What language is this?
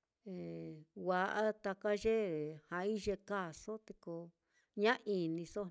Mitlatongo Mixtec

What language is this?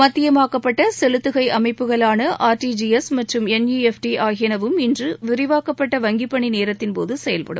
Tamil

